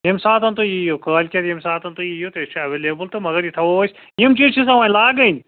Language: Kashmiri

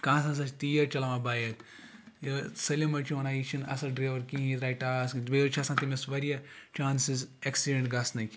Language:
Kashmiri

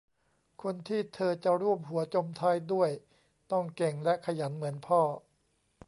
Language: Thai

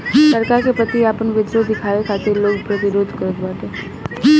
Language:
Bhojpuri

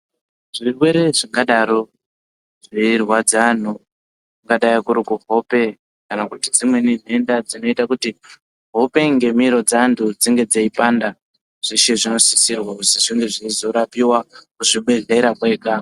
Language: Ndau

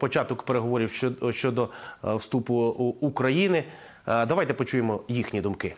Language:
Ukrainian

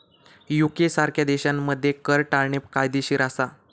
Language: Marathi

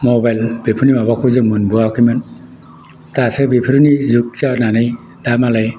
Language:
Bodo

